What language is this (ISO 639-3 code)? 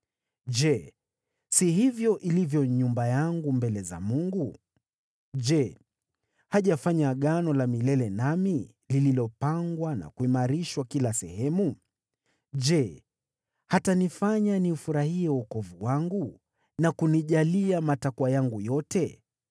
swa